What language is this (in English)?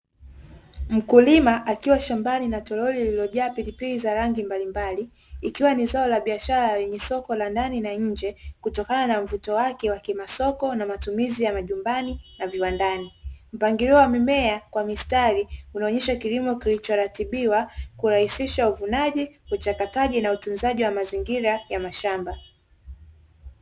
Swahili